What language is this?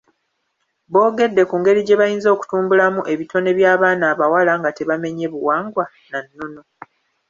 Ganda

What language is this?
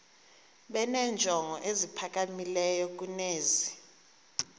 Xhosa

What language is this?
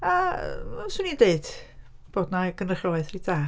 Welsh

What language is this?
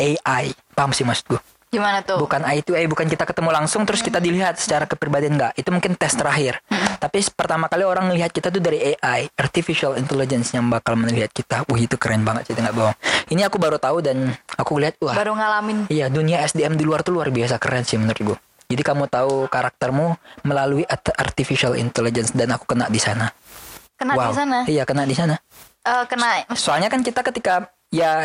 Indonesian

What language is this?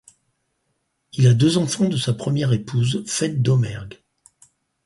French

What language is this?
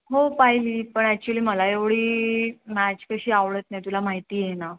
Marathi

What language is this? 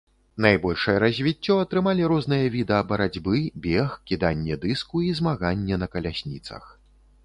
Belarusian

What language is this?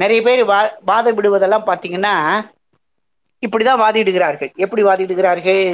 Tamil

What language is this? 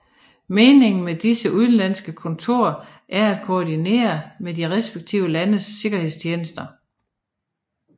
Danish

